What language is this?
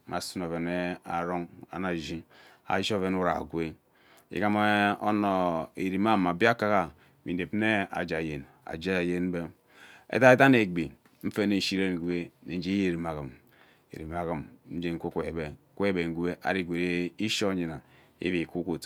Ubaghara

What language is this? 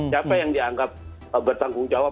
Indonesian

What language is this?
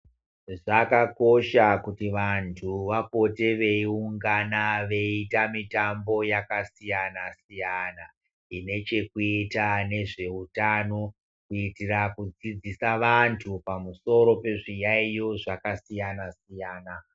Ndau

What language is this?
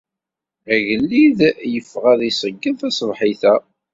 Kabyle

